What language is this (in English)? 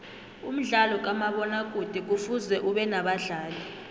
South Ndebele